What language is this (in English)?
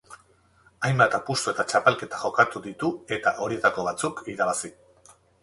Basque